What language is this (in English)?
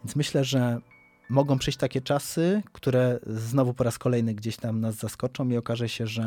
Polish